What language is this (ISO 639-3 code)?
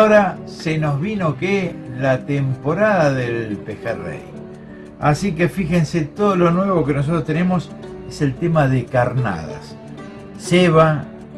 spa